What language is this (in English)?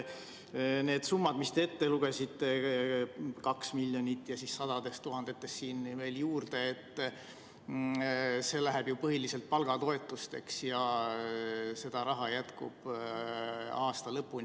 Estonian